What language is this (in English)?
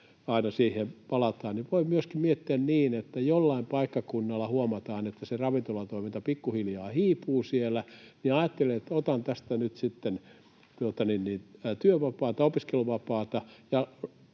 Finnish